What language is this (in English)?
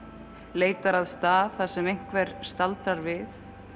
Icelandic